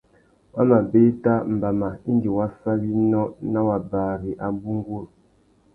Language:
Tuki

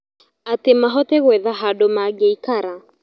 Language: Kikuyu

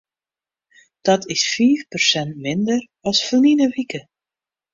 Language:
Western Frisian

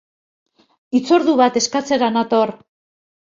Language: Basque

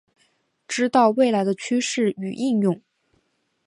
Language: Chinese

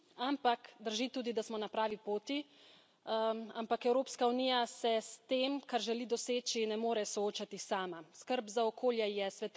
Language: Slovenian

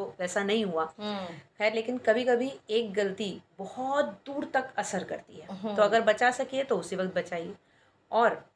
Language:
Hindi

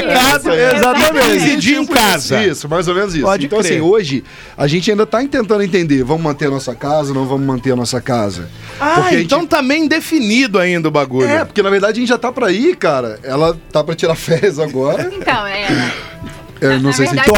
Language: Portuguese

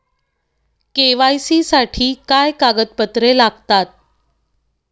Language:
Marathi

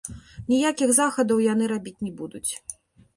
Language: Belarusian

